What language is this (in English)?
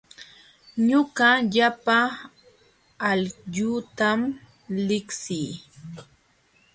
Jauja Wanca Quechua